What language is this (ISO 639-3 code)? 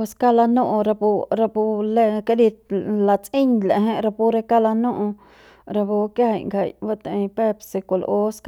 pbs